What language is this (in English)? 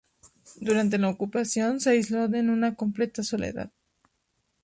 Spanish